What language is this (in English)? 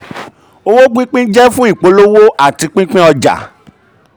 Yoruba